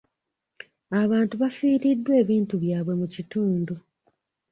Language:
Ganda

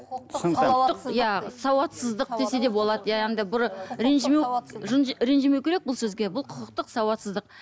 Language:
Kazakh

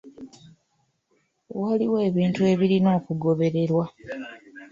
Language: Ganda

